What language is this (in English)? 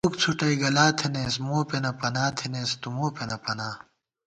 Gawar-Bati